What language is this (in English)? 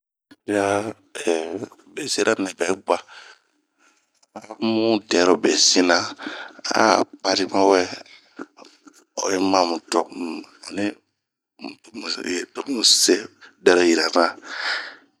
Bomu